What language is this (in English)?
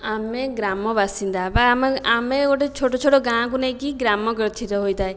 Odia